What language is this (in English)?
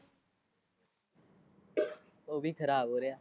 Punjabi